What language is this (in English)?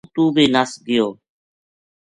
Gujari